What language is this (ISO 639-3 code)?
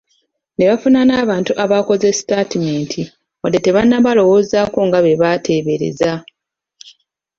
lug